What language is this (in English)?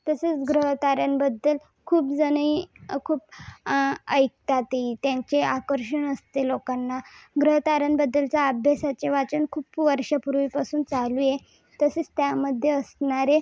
Marathi